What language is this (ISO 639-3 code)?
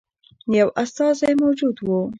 pus